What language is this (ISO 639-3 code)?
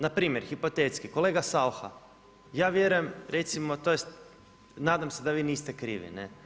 hrv